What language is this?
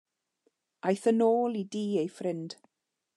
Welsh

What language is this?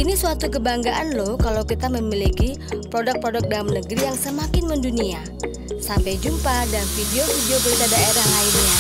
Indonesian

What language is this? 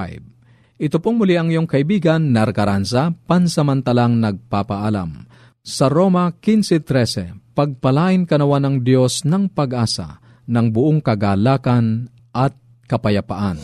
Filipino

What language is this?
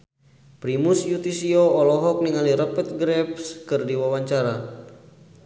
Sundanese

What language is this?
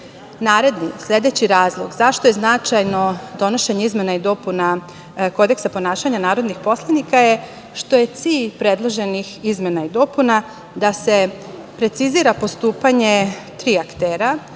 Serbian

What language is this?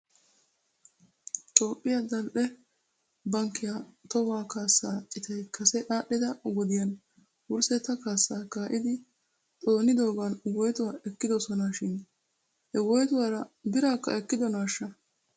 Wolaytta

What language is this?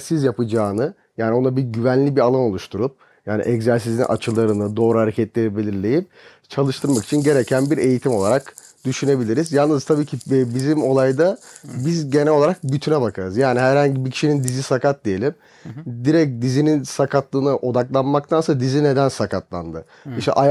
Turkish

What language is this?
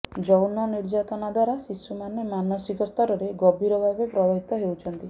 Odia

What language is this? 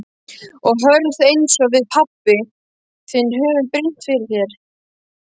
Icelandic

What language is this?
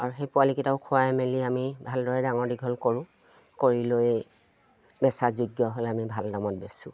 Assamese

